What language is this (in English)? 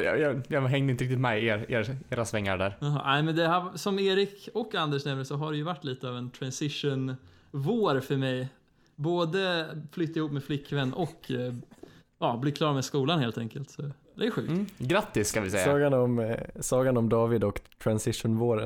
Swedish